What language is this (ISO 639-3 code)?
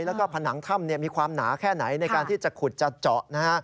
tha